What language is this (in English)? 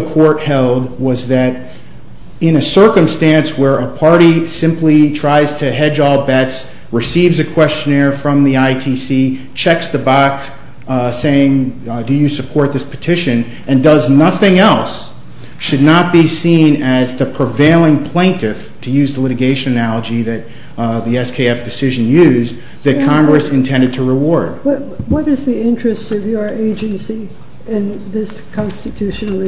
English